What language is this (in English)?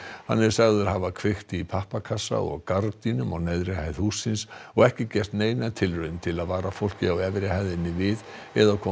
Icelandic